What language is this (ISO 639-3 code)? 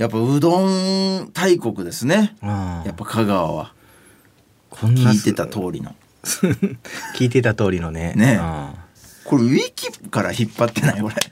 jpn